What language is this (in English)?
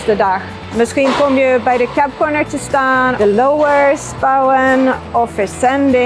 Dutch